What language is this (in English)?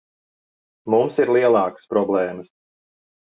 Latvian